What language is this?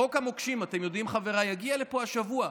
Hebrew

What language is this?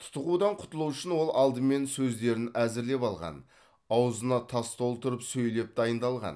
Kazakh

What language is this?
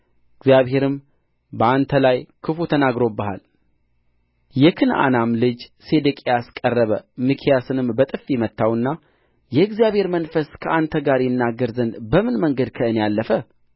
Amharic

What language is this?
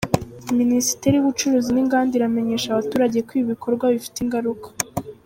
Kinyarwanda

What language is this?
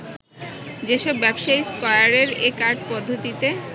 Bangla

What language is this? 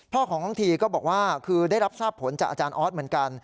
Thai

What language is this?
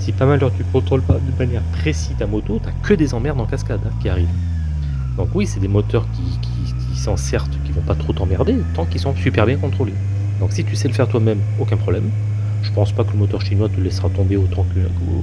French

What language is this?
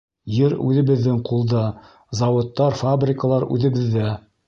Bashkir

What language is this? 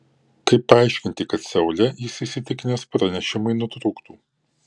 Lithuanian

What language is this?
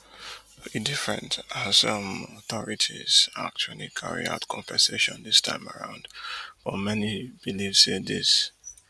Nigerian Pidgin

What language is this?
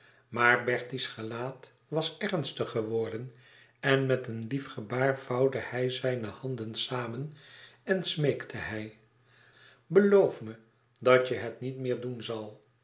Dutch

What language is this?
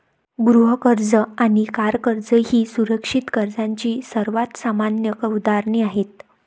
Marathi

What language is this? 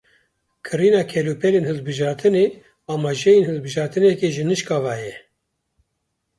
Kurdish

